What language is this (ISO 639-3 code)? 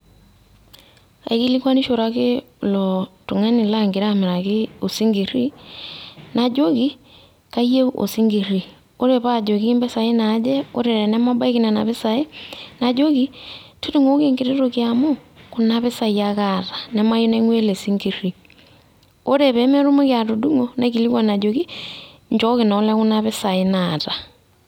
mas